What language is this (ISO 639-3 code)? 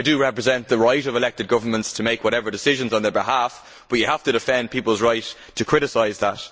eng